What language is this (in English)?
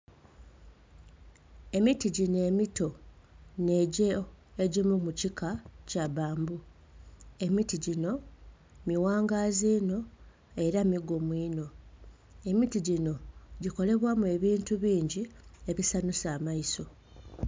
Soga